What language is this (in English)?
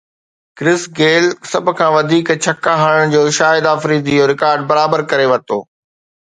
Sindhi